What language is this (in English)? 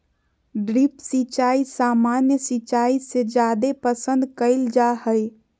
Magahi